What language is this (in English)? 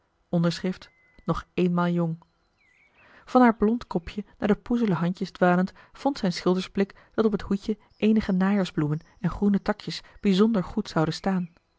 Dutch